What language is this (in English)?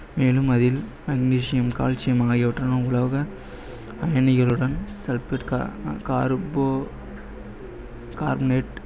Tamil